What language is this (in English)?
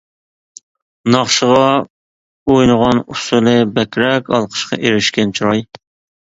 Uyghur